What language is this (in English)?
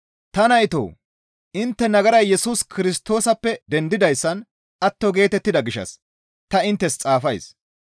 Gamo